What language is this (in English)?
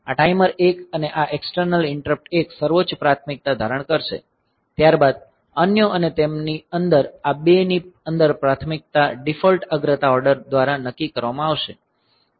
Gujarati